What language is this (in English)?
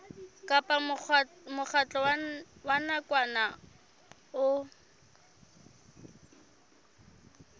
Southern Sotho